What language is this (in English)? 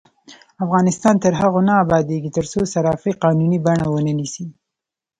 Pashto